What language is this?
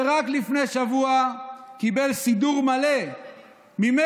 Hebrew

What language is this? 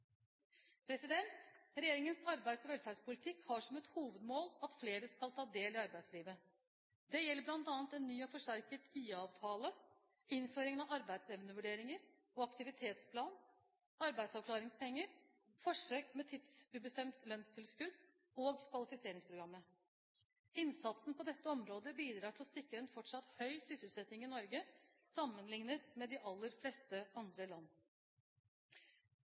Norwegian Bokmål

